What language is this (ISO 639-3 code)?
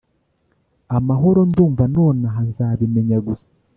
kin